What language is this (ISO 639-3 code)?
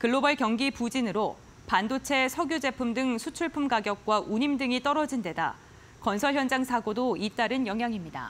kor